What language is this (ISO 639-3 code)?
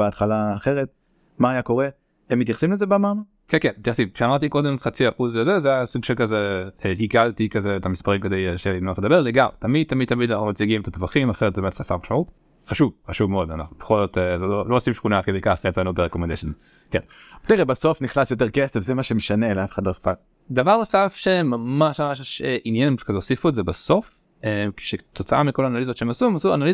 heb